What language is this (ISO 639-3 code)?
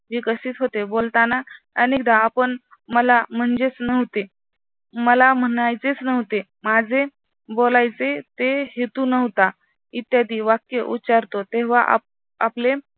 mar